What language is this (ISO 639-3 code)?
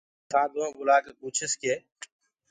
ggg